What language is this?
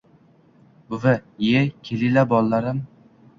Uzbek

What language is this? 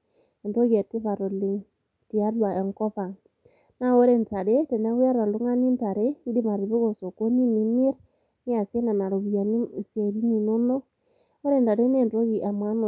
Masai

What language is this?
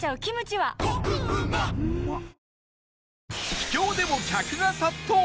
Japanese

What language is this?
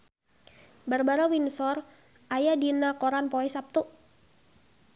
Sundanese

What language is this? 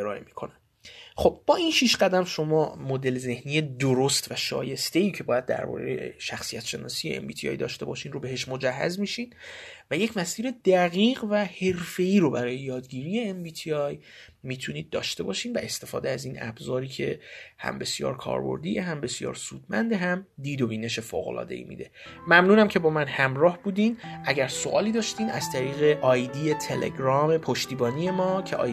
Persian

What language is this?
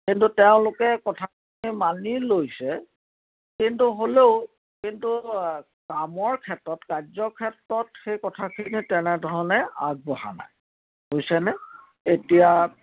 Assamese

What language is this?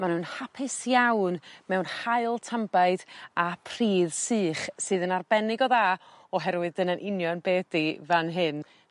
Welsh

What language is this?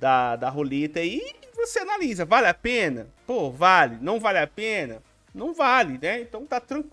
Portuguese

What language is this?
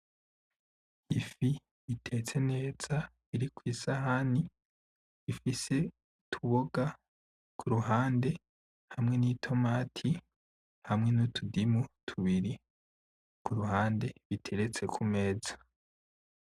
Rundi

